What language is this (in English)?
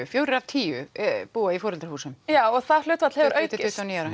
Icelandic